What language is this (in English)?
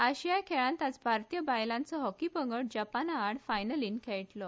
Konkani